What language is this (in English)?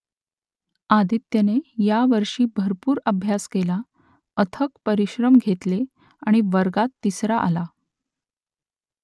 Marathi